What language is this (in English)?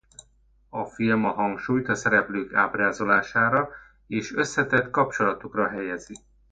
Hungarian